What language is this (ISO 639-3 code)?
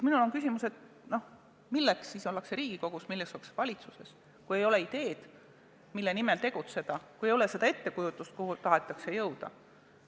est